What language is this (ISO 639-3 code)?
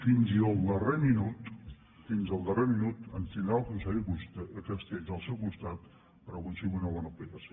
cat